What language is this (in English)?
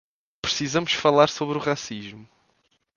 Portuguese